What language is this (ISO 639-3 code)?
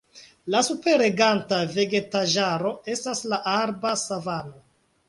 epo